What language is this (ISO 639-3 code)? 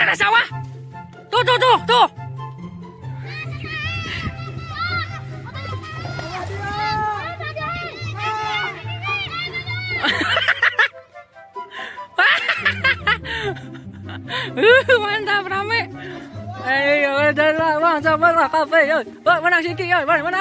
ind